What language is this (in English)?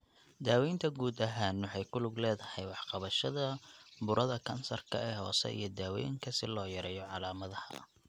Somali